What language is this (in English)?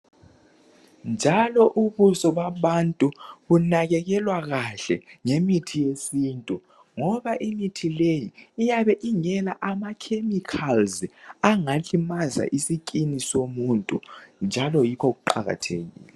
North Ndebele